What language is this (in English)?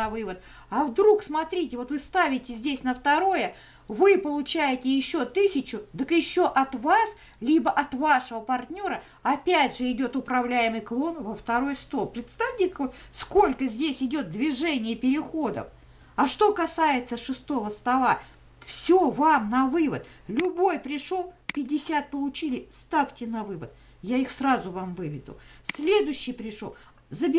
Russian